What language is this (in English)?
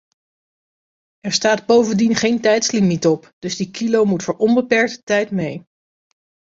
Dutch